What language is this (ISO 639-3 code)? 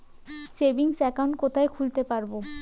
ben